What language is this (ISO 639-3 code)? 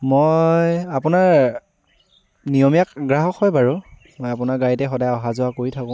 asm